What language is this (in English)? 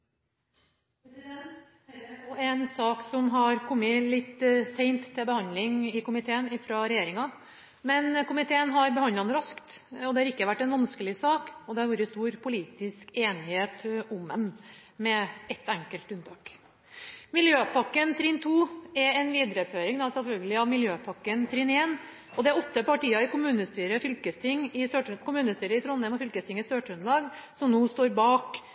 Norwegian Bokmål